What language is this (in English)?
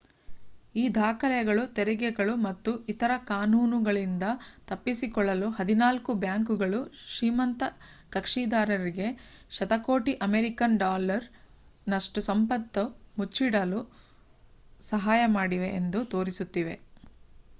Kannada